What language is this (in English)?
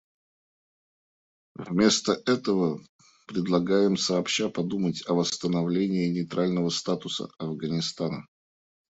Russian